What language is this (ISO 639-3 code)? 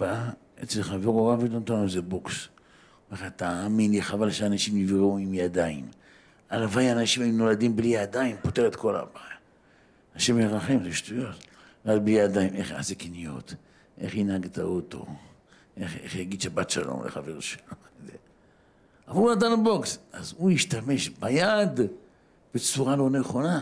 heb